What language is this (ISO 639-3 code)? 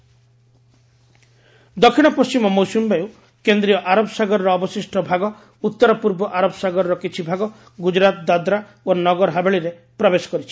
ori